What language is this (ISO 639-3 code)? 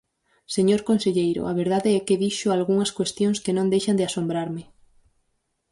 glg